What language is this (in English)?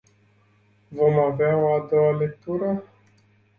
Romanian